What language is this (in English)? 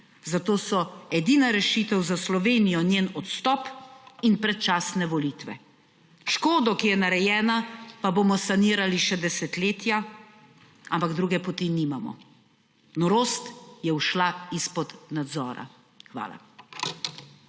Slovenian